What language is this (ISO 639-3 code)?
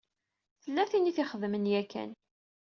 kab